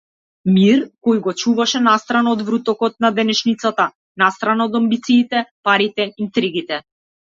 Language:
Macedonian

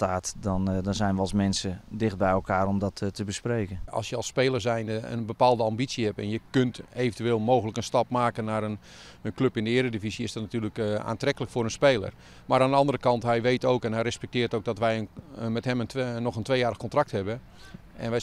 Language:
Dutch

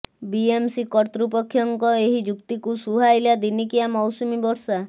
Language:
Odia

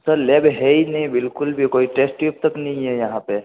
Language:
Hindi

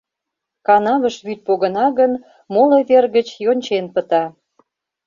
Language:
Mari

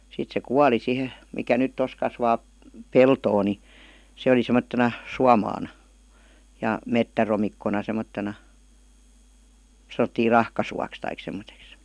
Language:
Finnish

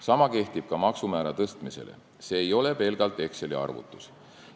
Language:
Estonian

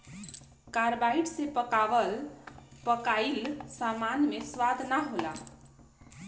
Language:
Bhojpuri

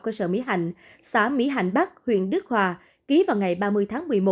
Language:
Vietnamese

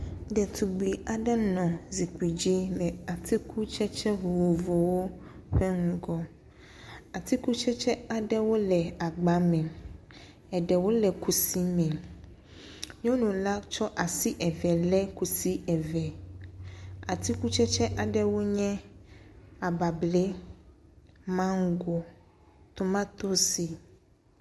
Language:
Ewe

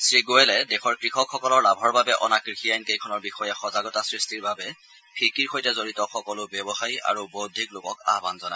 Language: Assamese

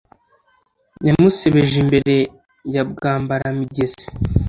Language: Kinyarwanda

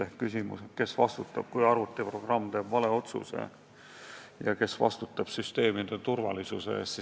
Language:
Estonian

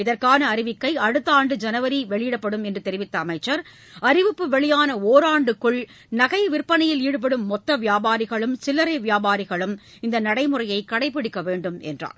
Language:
Tamil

